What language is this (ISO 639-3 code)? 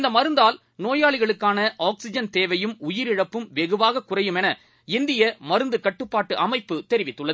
tam